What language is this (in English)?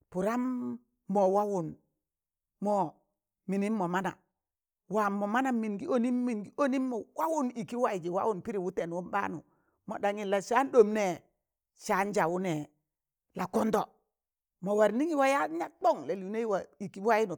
Tangale